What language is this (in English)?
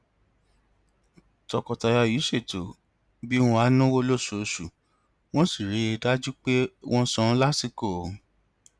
Yoruba